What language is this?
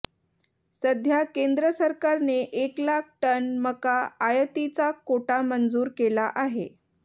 Marathi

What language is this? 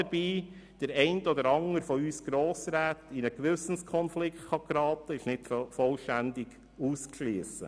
Swiss German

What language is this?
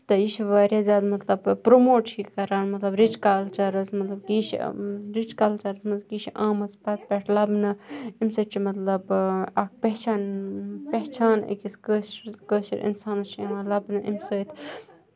Kashmiri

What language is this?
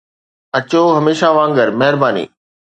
Sindhi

